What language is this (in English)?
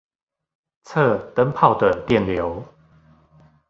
Chinese